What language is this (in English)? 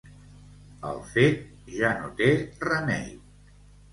Catalan